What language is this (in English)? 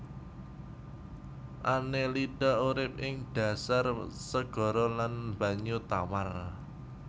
Javanese